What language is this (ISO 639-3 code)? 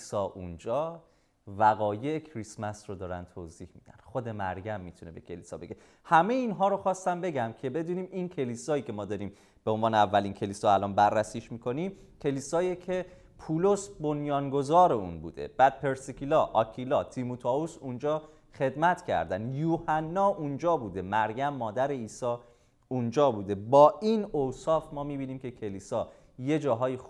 fas